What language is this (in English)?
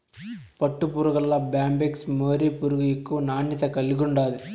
Telugu